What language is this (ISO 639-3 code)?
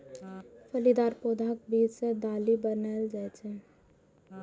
mai